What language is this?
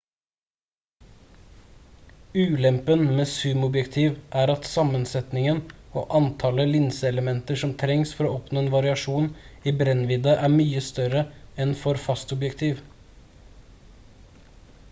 Norwegian Bokmål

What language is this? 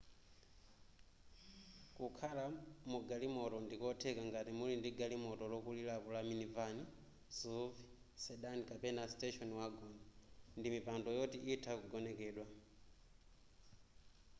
Nyanja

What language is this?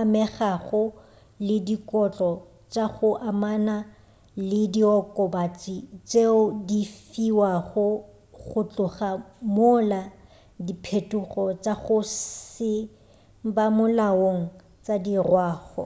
Northern Sotho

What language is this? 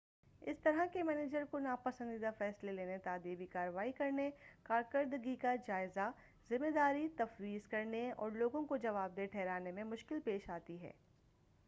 Urdu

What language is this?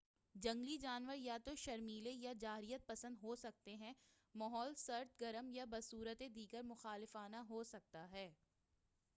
Urdu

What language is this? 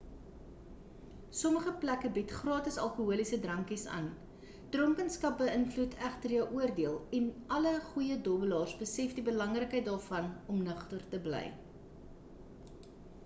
Afrikaans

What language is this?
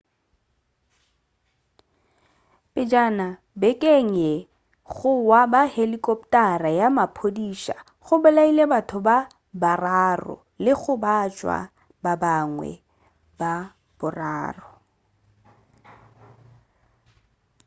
Northern Sotho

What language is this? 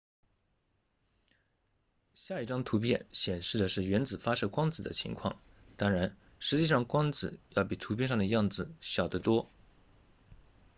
Chinese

